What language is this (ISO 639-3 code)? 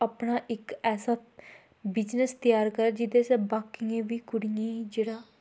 doi